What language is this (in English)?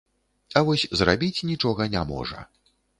Belarusian